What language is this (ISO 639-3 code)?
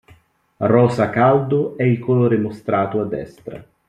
ita